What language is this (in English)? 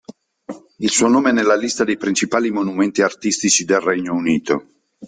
Italian